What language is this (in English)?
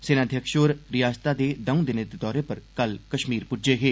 Dogri